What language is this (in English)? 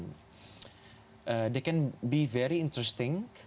Indonesian